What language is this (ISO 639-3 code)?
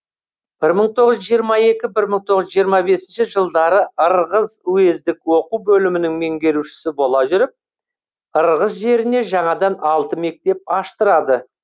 kaz